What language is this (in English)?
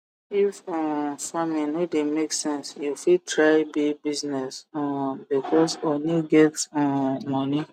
Nigerian Pidgin